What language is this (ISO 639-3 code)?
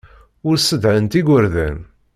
kab